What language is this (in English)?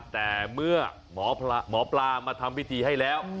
Thai